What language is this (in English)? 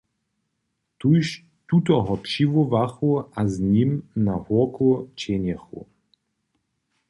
Upper Sorbian